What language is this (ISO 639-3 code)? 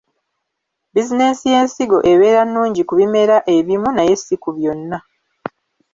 lug